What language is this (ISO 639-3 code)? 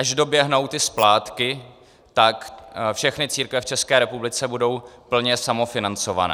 ces